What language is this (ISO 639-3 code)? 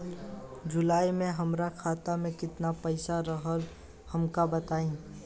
bho